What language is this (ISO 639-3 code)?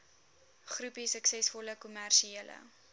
afr